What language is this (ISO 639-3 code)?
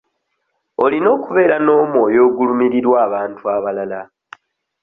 lug